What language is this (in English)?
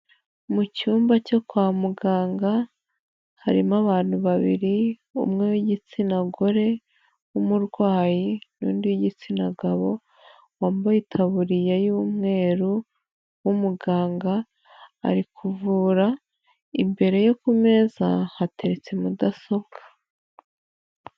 Kinyarwanda